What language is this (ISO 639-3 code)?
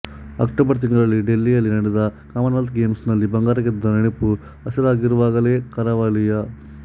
kan